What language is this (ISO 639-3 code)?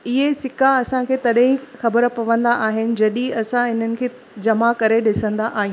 snd